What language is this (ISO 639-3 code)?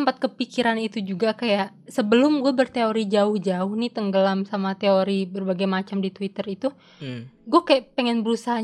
ind